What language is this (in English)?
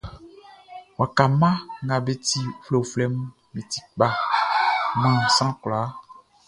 Baoulé